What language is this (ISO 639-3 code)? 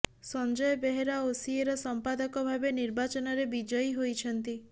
ori